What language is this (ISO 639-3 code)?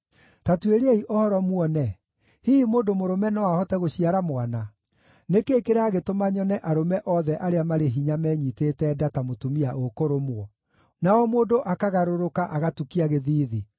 kik